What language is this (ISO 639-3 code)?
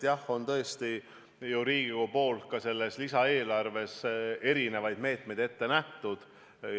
est